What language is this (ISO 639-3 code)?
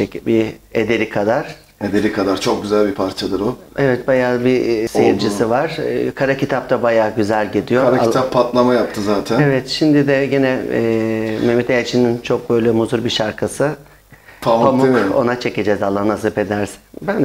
tur